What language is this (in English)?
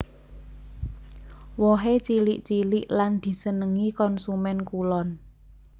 Javanese